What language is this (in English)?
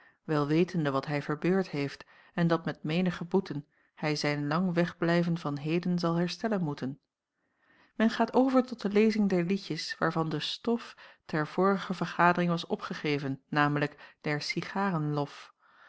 Dutch